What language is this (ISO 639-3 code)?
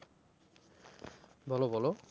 ben